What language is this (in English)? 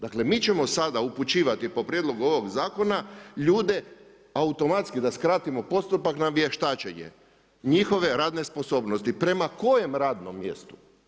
Croatian